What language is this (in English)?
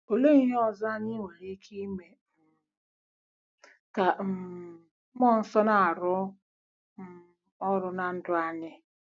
Igbo